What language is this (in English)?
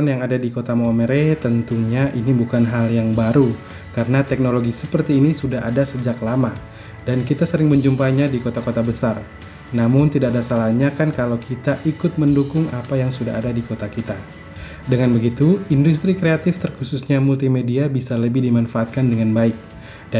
Indonesian